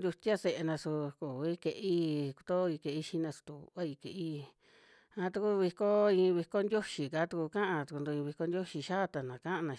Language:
Western Juxtlahuaca Mixtec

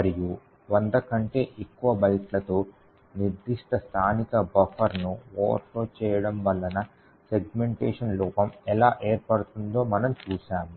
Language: Telugu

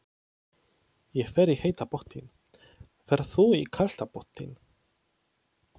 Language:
Icelandic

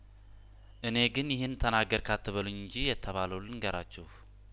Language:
Amharic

